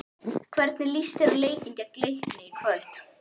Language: Icelandic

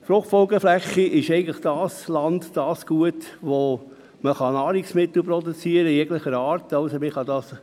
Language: Swiss German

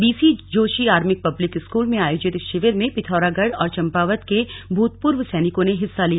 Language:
Hindi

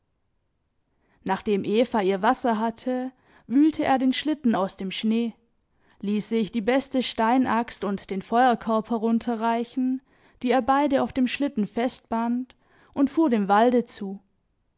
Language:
German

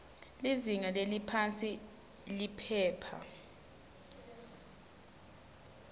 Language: Swati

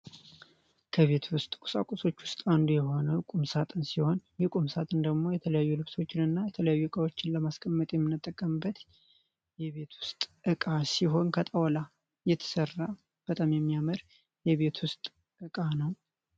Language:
Amharic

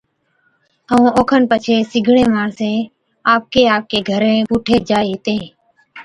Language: Od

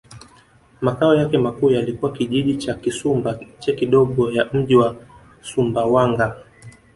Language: Swahili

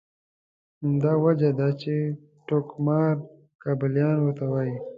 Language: Pashto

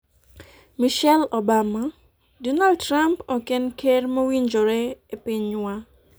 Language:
Luo (Kenya and Tanzania)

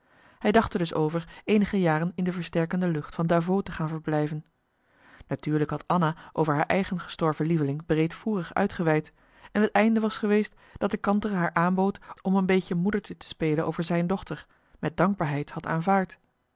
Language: Dutch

